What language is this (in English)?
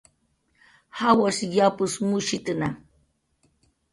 Jaqaru